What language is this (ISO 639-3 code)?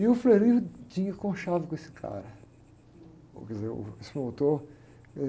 por